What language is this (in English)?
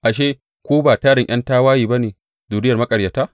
Hausa